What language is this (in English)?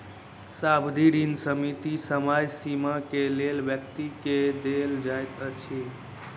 Maithili